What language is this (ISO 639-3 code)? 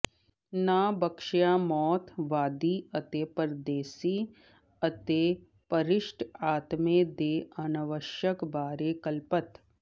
pan